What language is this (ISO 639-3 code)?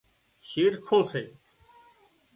kxp